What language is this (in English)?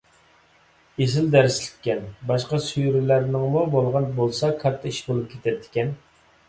Uyghur